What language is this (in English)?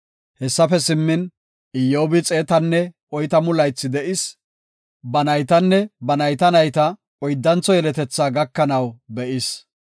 Gofa